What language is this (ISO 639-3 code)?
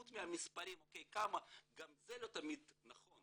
heb